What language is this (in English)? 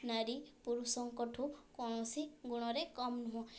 Odia